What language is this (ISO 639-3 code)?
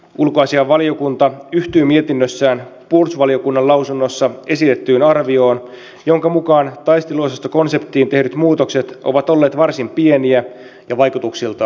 fin